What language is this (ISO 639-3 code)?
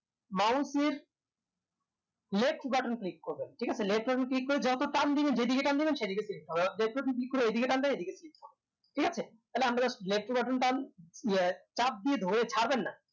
ben